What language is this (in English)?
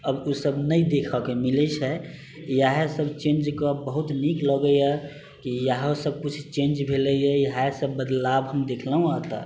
Maithili